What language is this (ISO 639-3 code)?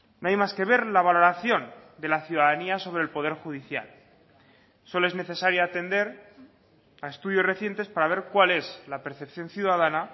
spa